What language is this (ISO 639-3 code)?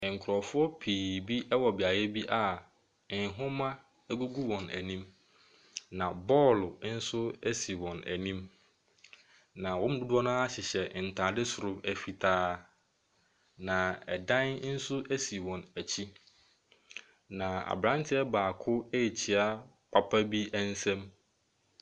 aka